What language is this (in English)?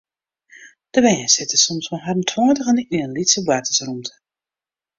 Western Frisian